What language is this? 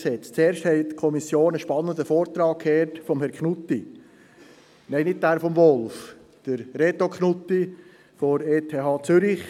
Swiss German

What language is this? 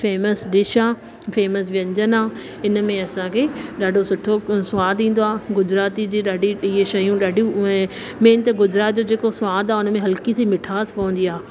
Sindhi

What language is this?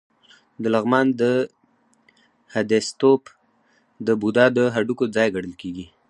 Pashto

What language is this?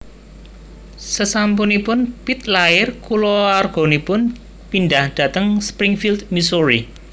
Javanese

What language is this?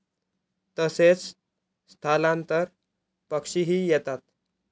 Marathi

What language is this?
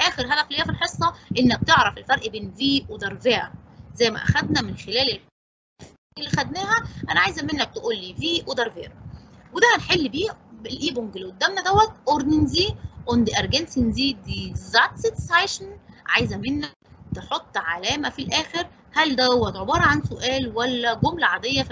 Arabic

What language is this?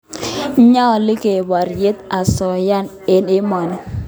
Kalenjin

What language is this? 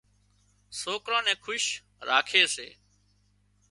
Wadiyara Koli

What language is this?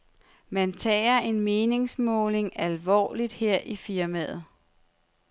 Danish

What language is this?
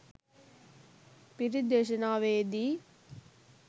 Sinhala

